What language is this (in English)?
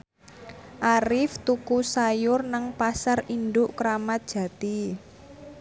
Javanese